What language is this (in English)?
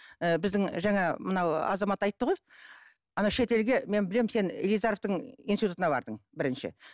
Kazakh